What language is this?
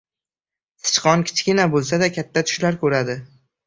Uzbek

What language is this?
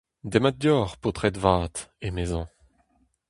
Breton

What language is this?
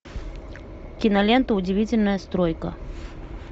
Russian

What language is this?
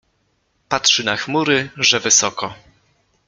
Polish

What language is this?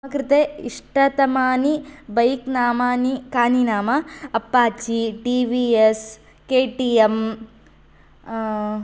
Sanskrit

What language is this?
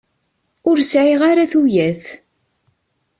Kabyle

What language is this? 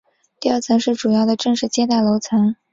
Chinese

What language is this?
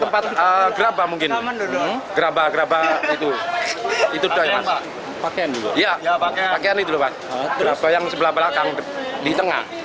Indonesian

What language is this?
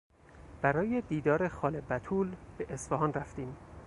Persian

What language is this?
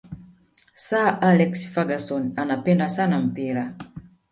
Swahili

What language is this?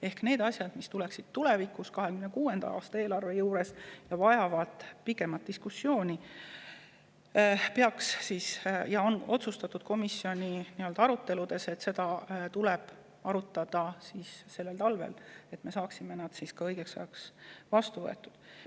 Estonian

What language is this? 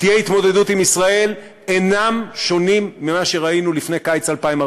Hebrew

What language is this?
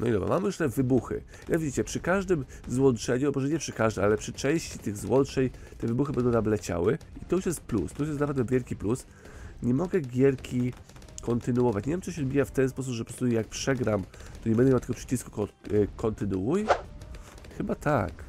Polish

